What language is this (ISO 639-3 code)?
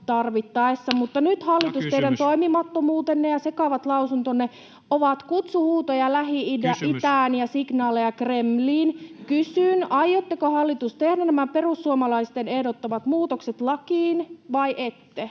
fin